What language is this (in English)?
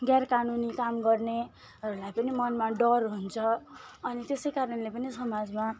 Nepali